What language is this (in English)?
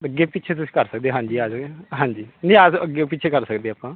Punjabi